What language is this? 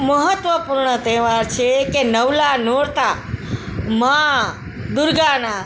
Gujarati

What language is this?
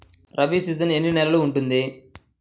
Telugu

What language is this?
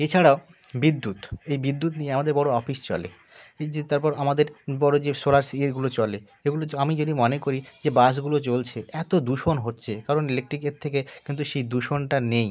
Bangla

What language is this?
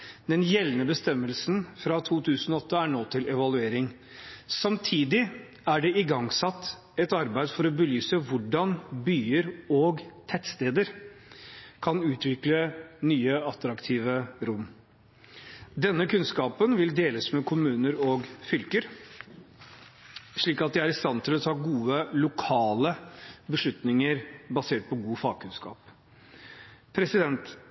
Norwegian Bokmål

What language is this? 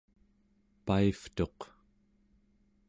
Central Yupik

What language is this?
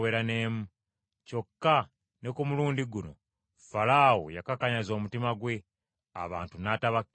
Ganda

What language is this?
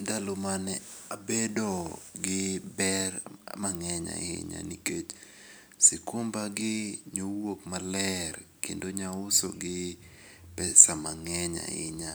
Luo (Kenya and Tanzania)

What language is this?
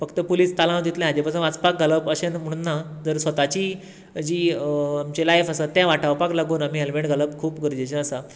Konkani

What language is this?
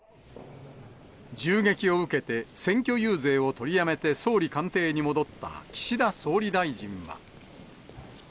Japanese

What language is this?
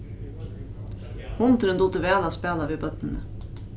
Faroese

